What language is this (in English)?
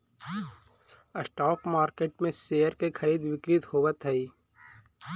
Magahi